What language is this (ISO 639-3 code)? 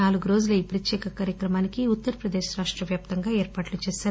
tel